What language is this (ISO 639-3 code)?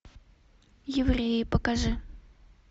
rus